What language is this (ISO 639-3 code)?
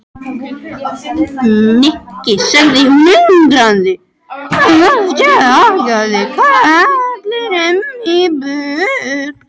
isl